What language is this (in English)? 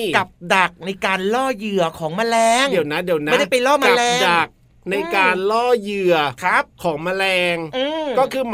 Thai